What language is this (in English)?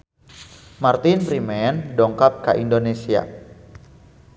Sundanese